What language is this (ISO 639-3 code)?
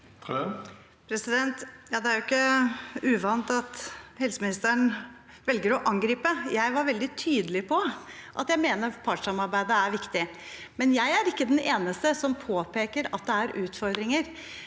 nor